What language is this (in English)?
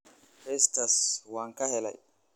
Somali